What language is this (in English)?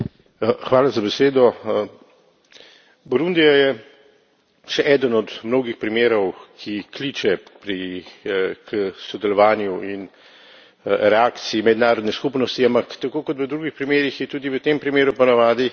Slovenian